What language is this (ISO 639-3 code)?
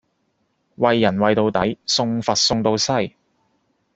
yue